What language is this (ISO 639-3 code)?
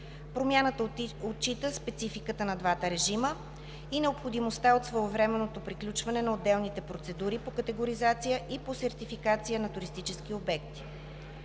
bul